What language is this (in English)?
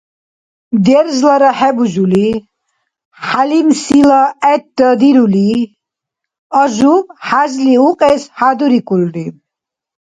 Dargwa